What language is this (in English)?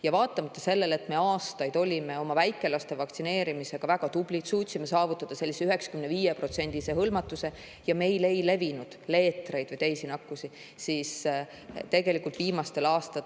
Estonian